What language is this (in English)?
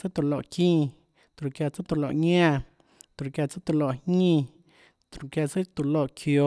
Tlacoatzintepec Chinantec